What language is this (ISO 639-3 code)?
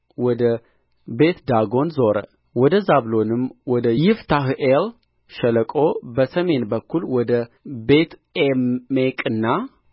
amh